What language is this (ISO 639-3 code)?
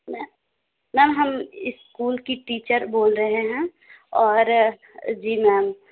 urd